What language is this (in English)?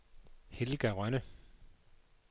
Danish